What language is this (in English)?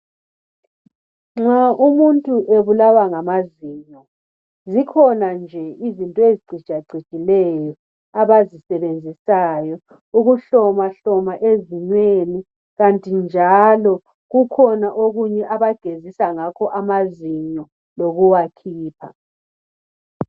North Ndebele